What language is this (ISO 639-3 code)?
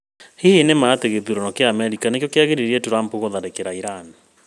kik